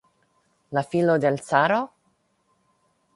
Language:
Esperanto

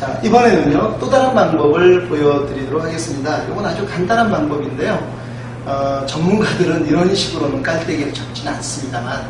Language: Korean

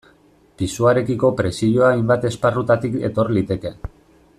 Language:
Basque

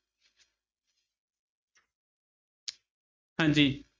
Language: Punjabi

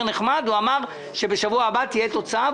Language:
Hebrew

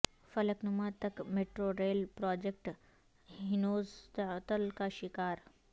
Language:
Urdu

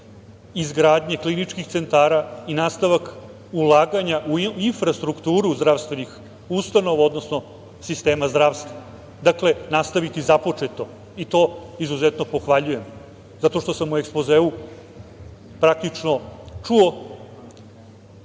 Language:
Serbian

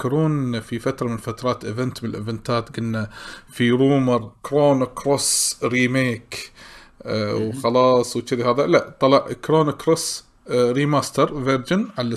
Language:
Arabic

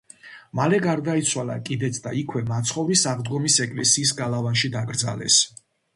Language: Georgian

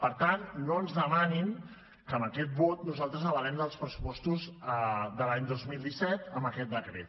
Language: Catalan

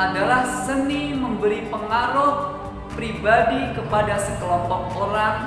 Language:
Indonesian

